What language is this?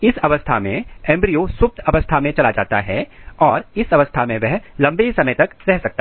Hindi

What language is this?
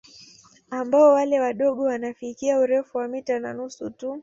Swahili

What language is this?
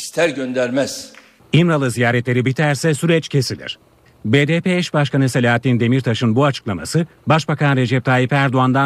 Turkish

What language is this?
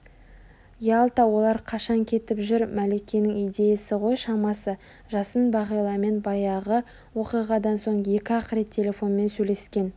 Kazakh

